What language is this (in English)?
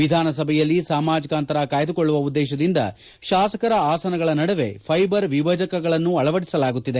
Kannada